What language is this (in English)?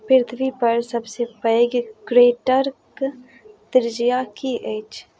Maithili